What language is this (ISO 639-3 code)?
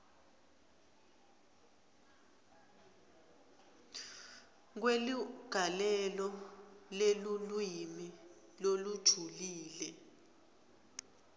ssw